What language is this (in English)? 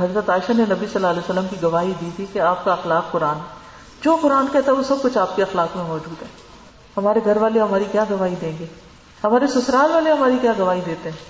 Urdu